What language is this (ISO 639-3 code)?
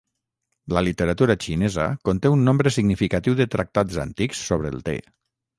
cat